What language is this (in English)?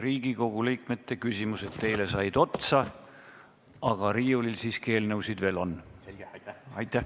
Estonian